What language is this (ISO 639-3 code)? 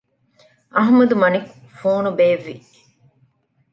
div